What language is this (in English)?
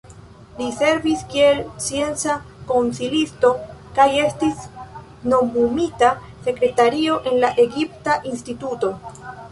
Esperanto